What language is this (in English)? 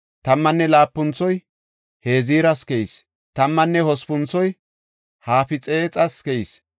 Gofa